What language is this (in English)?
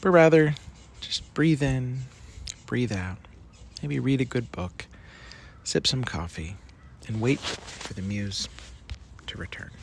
English